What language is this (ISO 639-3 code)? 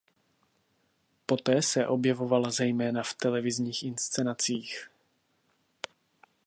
ces